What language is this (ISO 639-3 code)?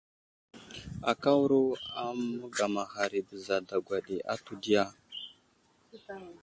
udl